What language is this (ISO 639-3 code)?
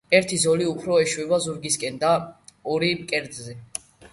kat